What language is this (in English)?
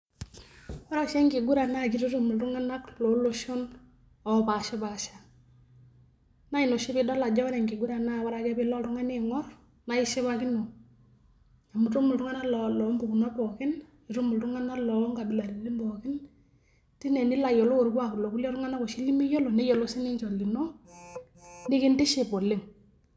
Masai